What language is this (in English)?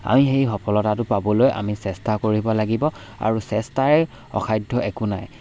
Assamese